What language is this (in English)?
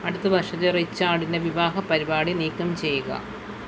Malayalam